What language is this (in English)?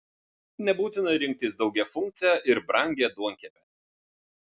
Lithuanian